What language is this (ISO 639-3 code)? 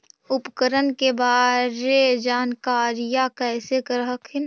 mag